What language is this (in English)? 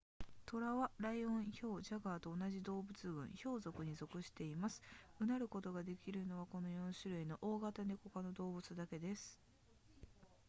Japanese